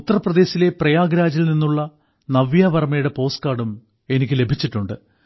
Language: Malayalam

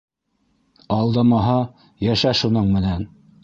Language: Bashkir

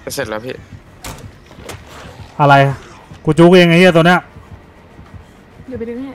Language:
Thai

